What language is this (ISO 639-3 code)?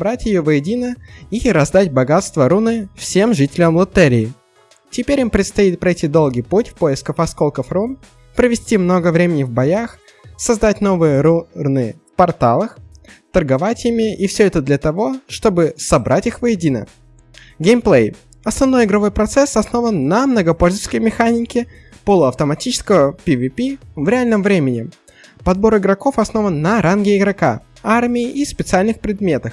rus